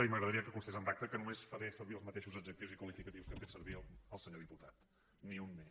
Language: Catalan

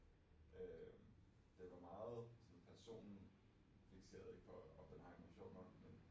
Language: Danish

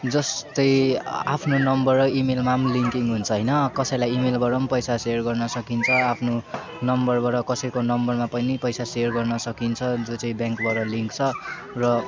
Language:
Nepali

